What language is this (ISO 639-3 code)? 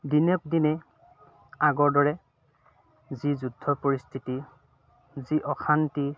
asm